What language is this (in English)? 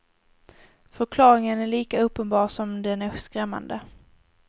Swedish